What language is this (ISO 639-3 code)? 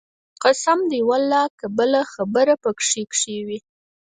pus